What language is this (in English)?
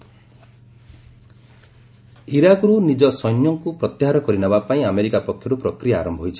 Odia